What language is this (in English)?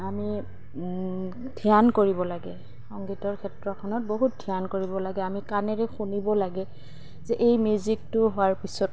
Assamese